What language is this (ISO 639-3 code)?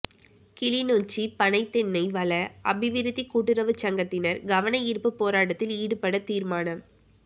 tam